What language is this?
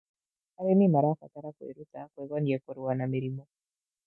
Kikuyu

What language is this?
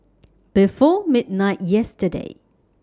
English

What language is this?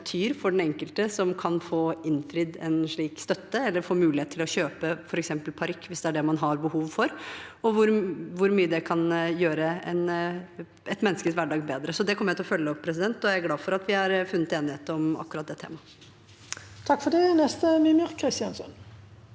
Norwegian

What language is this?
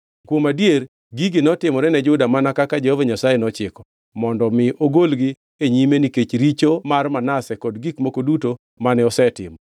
Luo (Kenya and Tanzania)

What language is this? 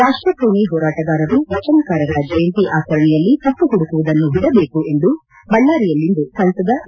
Kannada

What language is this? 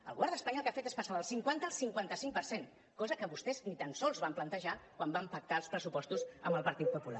Catalan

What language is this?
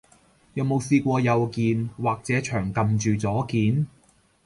Cantonese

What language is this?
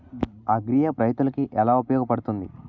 Telugu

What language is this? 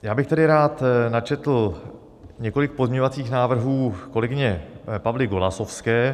Czech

